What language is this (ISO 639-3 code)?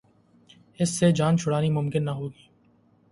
urd